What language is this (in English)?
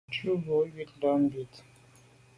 Medumba